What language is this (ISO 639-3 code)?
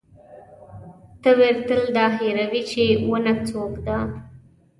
pus